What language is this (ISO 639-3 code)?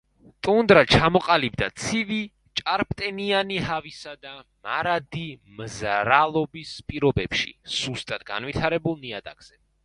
kat